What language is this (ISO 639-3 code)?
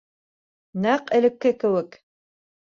bak